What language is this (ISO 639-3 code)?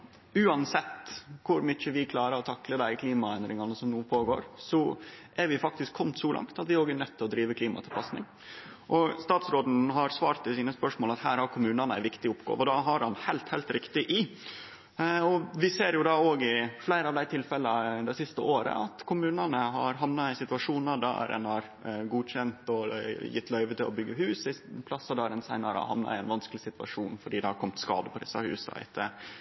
nno